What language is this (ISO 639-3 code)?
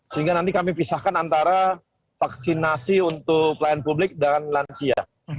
ind